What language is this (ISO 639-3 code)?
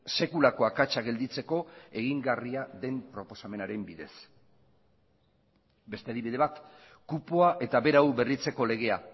eus